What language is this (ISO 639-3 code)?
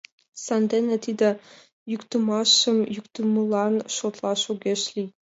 chm